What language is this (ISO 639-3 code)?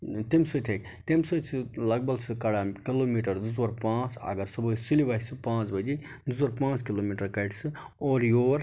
kas